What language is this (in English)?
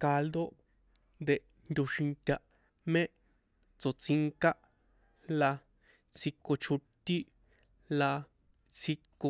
San Juan Atzingo Popoloca